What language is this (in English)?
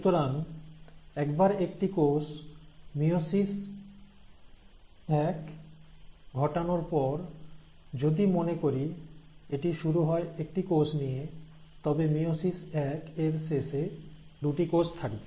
Bangla